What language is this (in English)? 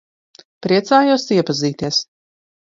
Latvian